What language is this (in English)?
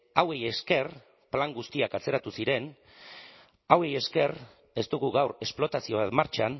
Basque